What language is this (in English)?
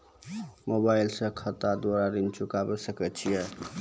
Maithili